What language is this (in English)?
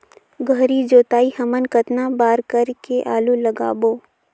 Chhattisgarhi